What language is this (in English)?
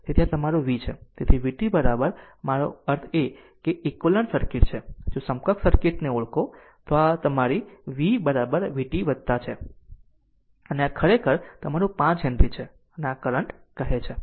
Gujarati